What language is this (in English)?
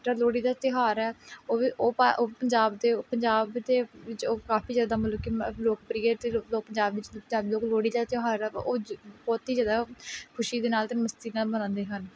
Punjabi